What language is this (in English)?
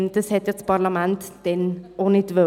Swiss German